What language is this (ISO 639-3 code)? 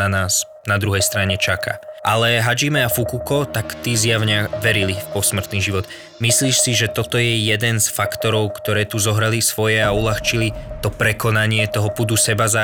slk